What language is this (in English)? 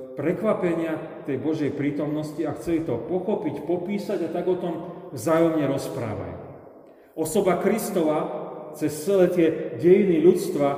Slovak